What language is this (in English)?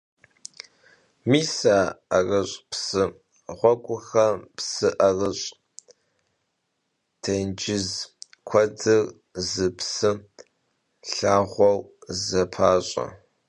Kabardian